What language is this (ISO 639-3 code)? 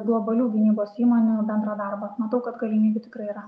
lit